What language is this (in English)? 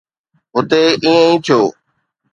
Sindhi